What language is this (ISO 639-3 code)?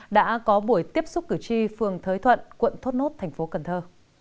vie